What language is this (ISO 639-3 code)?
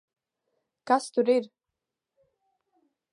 lav